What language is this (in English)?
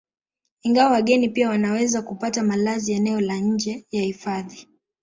Swahili